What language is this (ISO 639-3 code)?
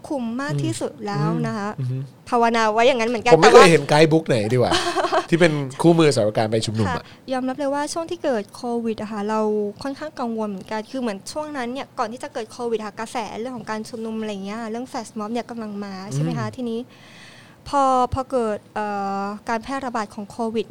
tha